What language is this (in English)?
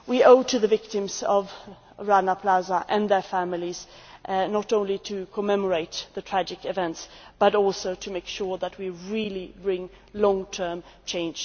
English